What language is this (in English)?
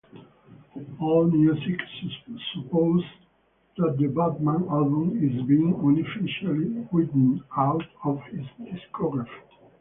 English